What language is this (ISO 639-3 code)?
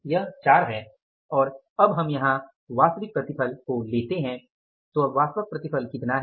hin